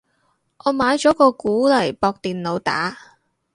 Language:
Cantonese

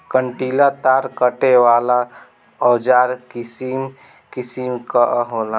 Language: Bhojpuri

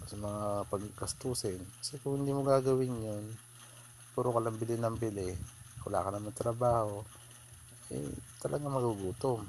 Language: Filipino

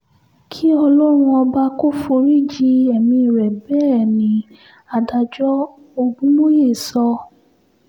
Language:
Yoruba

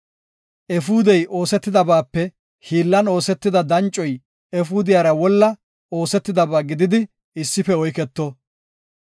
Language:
Gofa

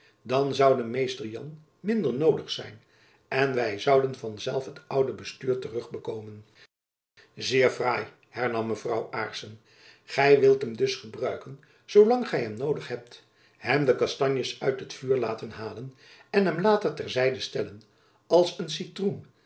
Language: Dutch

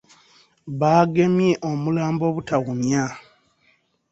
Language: Ganda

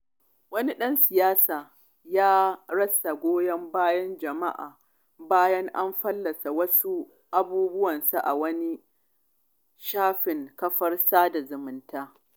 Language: Hausa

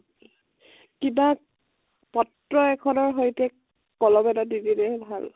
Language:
Assamese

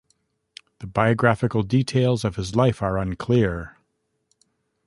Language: English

